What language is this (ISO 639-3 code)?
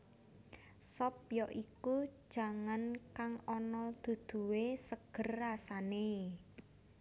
jav